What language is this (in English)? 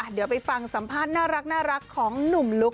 Thai